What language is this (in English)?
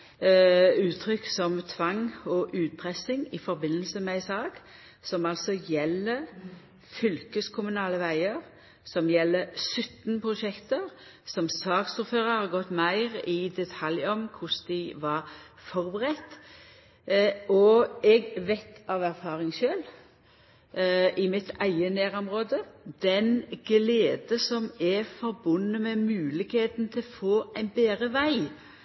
Norwegian Nynorsk